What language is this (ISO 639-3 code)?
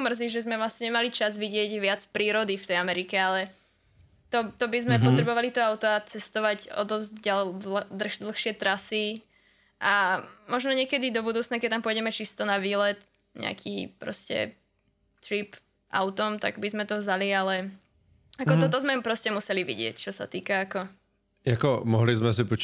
ces